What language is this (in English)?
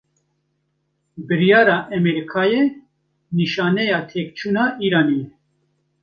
Kurdish